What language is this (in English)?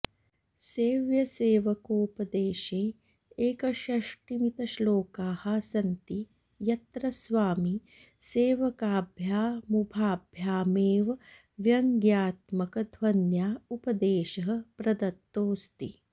Sanskrit